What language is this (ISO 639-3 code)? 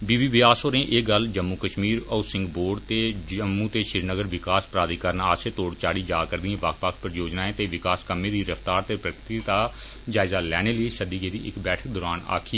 doi